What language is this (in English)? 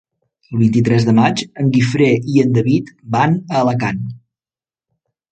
Catalan